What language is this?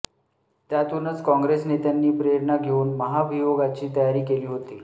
Marathi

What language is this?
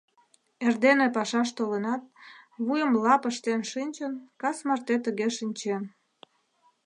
Mari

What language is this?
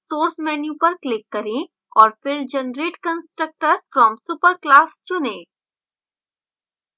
Hindi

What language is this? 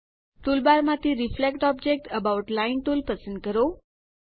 Gujarati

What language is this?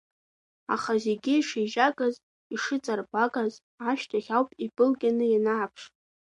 Abkhazian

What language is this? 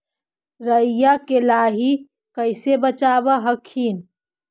Magahi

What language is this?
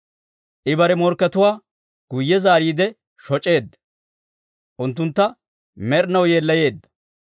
Dawro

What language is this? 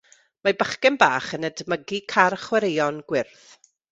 Welsh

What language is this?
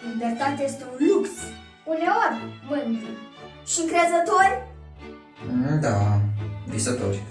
Romanian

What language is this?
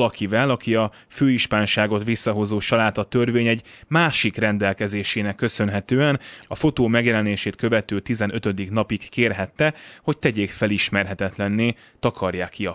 Hungarian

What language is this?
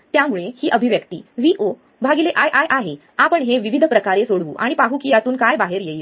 Marathi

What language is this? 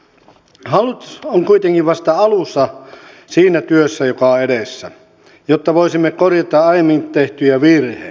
Finnish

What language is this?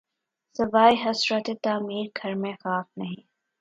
Urdu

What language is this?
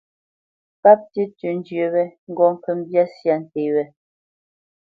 Bamenyam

